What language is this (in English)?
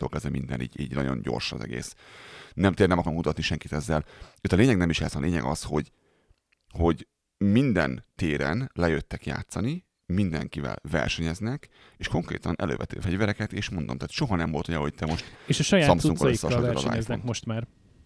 Hungarian